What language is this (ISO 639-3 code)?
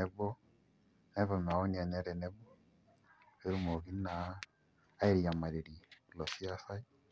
mas